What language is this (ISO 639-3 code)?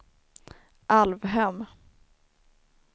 swe